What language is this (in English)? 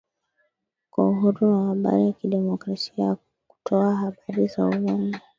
Swahili